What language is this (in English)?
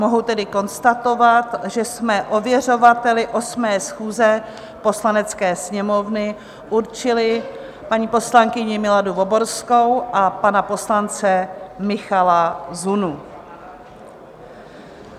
Czech